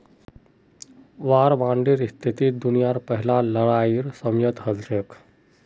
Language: Magahi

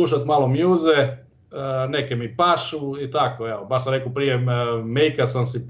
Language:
Croatian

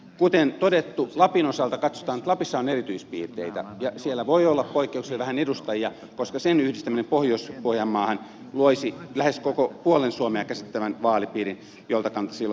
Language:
Finnish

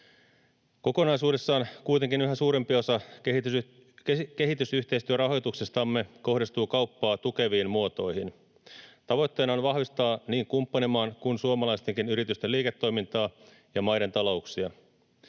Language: Finnish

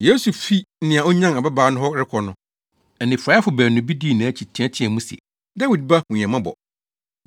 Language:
Akan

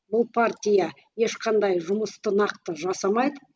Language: Kazakh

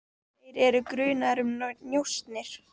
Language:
Icelandic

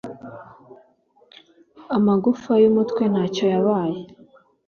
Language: Kinyarwanda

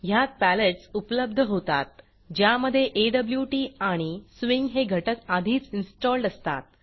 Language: Marathi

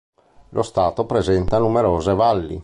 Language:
Italian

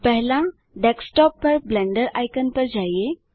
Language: Hindi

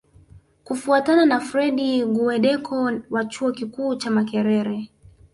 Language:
Swahili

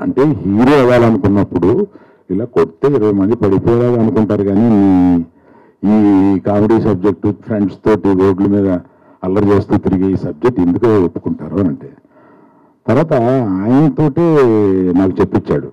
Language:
Telugu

